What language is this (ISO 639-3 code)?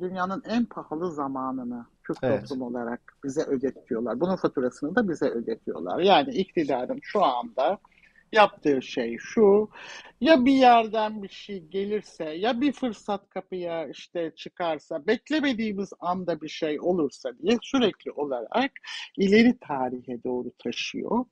tur